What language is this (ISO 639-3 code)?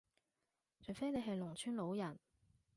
yue